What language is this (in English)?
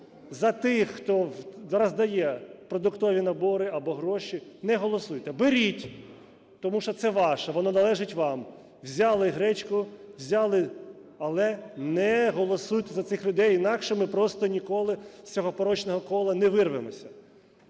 Ukrainian